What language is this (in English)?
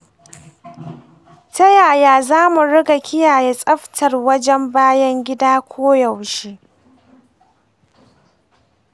Hausa